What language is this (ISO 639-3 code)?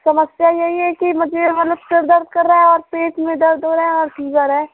hin